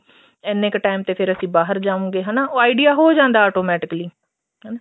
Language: Punjabi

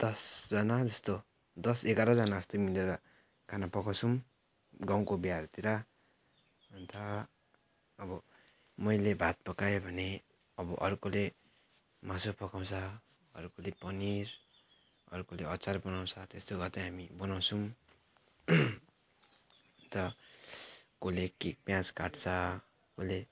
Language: Nepali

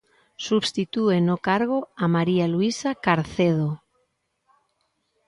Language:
Galician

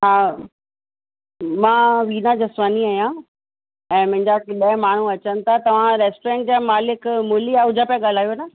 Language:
Sindhi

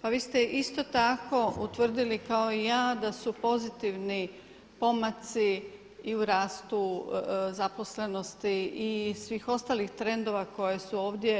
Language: Croatian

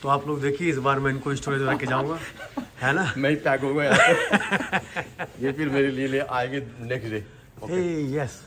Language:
Hindi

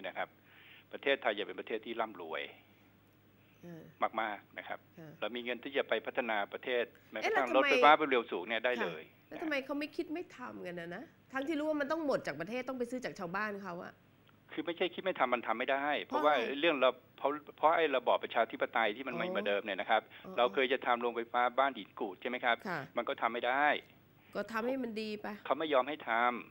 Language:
Thai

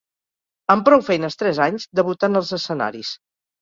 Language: Catalan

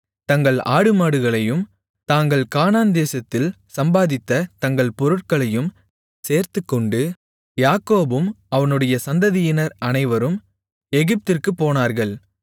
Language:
Tamil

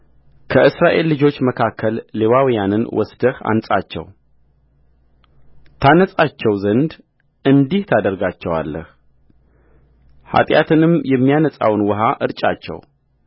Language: Amharic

